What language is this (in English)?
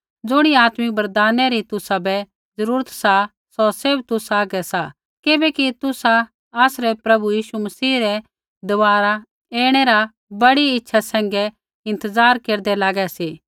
Kullu Pahari